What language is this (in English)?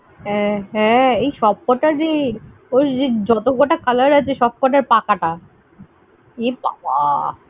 Bangla